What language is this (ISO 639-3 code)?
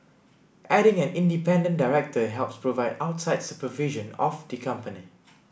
eng